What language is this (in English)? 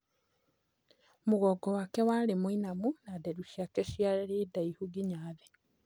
Kikuyu